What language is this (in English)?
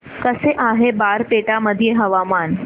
Marathi